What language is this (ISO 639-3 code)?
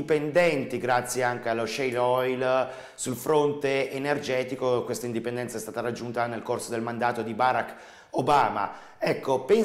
ita